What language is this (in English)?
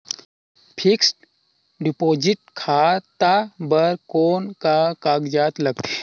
Chhattisgarhi